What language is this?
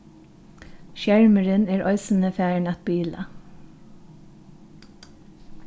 Faroese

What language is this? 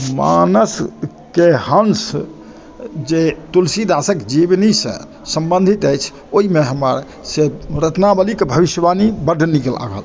Maithili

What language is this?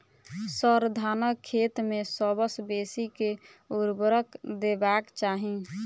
Maithili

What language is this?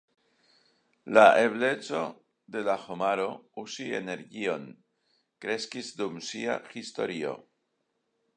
Esperanto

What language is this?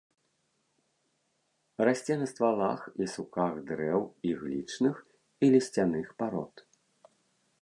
Belarusian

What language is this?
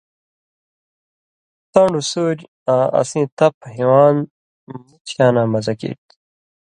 Indus Kohistani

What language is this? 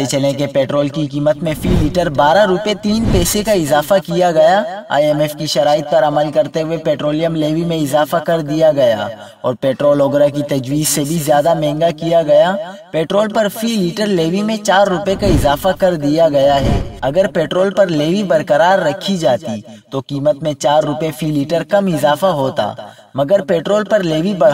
Hindi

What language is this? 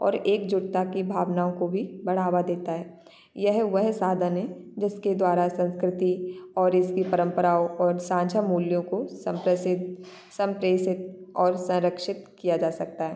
Hindi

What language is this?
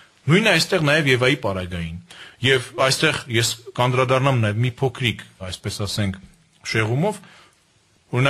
Hungarian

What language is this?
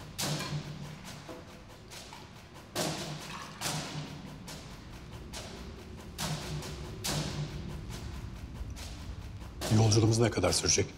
Turkish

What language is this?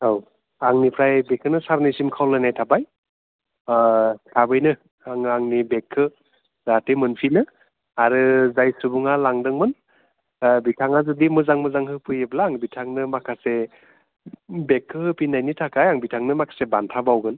Bodo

